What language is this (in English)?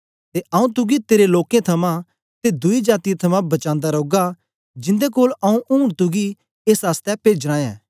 Dogri